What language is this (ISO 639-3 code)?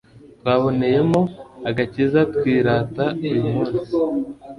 kin